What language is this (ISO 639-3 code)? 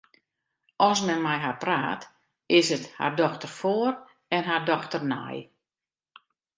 fry